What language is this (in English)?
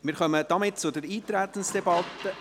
Swiss German